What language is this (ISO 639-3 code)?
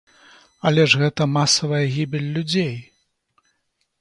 bel